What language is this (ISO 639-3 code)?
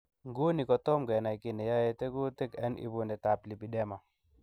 kln